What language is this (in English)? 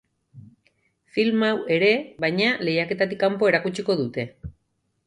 Basque